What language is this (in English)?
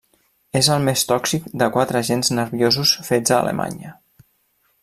Catalan